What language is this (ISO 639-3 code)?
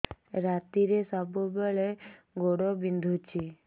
ori